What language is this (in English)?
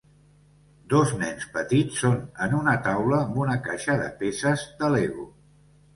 Catalan